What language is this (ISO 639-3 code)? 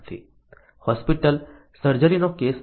guj